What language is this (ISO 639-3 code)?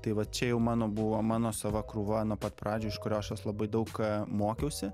lit